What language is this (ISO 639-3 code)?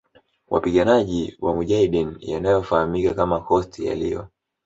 swa